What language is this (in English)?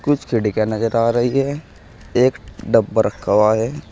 Hindi